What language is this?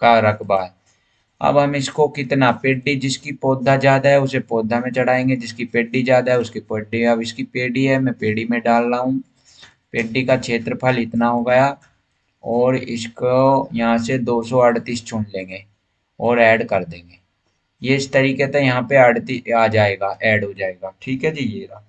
Hindi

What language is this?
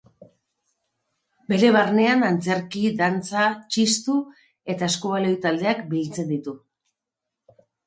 Basque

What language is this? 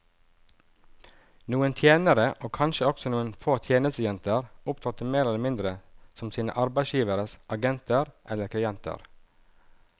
Norwegian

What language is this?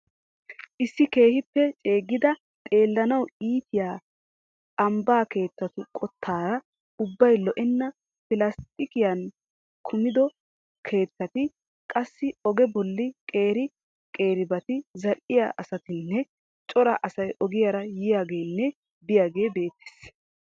Wolaytta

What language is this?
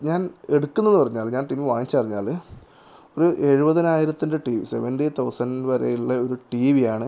Malayalam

